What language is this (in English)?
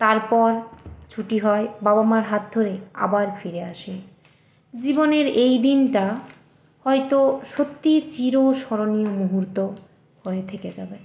Bangla